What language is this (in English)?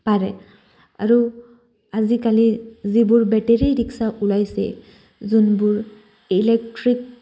Assamese